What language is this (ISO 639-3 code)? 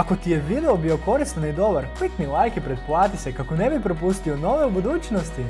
hrv